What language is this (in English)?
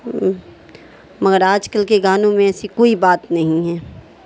Urdu